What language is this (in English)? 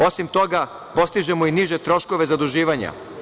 Serbian